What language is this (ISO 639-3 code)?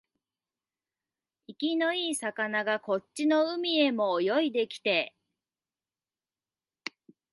jpn